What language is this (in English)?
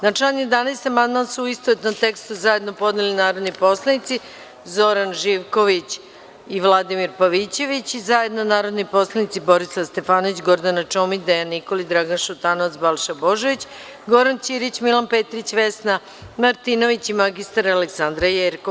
Serbian